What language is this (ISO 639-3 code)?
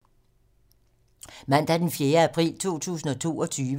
dan